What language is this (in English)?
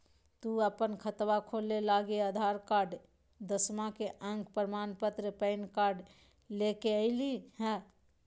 Magahi